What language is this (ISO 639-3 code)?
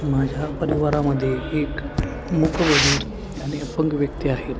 mar